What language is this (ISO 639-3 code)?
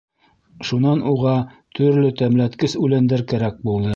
bak